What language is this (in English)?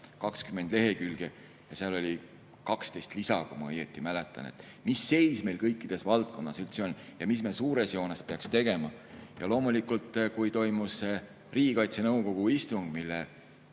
Estonian